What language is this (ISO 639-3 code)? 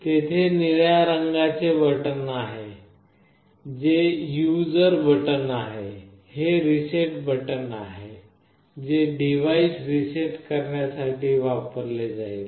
mar